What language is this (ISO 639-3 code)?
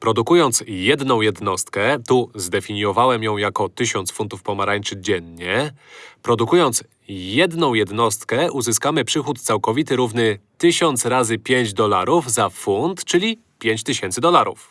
pol